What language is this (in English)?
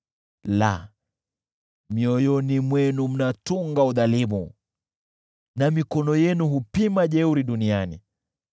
Swahili